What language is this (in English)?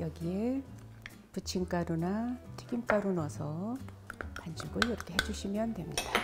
Korean